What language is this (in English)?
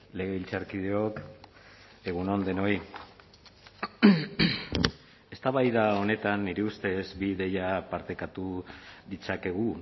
Basque